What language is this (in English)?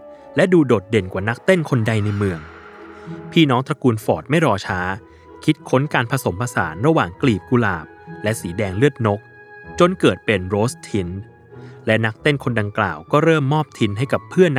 Thai